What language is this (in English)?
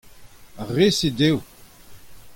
Breton